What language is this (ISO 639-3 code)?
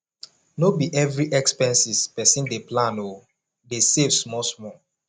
pcm